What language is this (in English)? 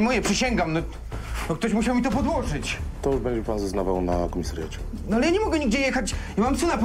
Polish